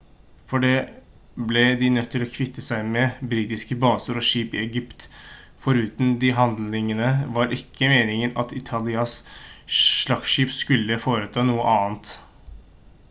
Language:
Norwegian Bokmål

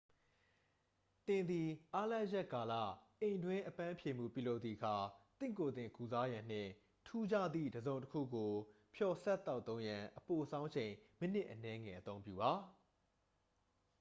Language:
Burmese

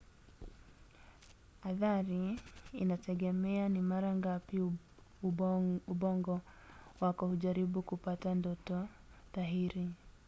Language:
Swahili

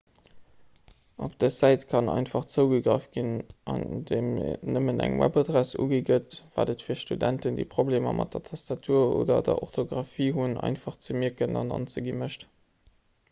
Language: Luxembourgish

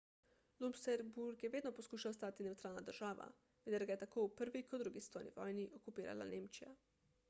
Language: Slovenian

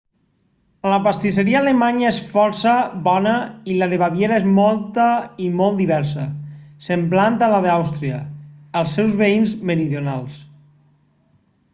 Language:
Catalan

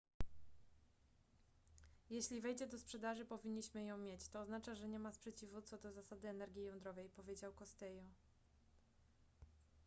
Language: Polish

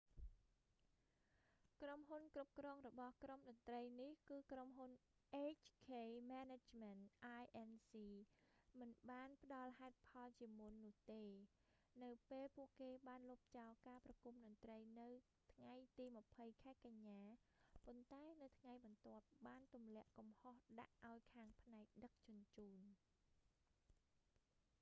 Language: Khmer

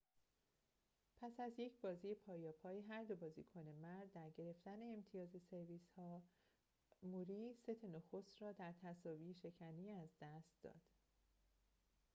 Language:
Persian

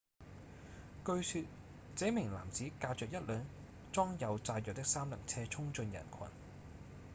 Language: Cantonese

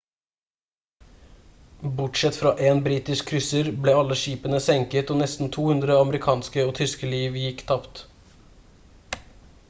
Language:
Norwegian Bokmål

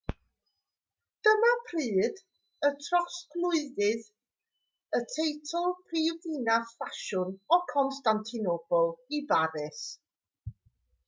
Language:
Welsh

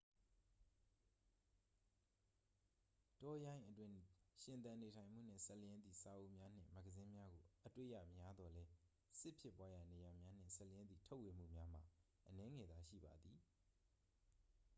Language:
Burmese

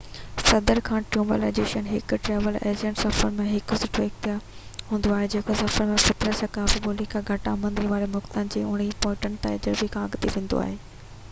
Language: Sindhi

